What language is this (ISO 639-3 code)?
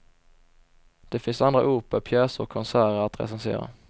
swe